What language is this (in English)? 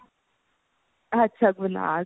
Punjabi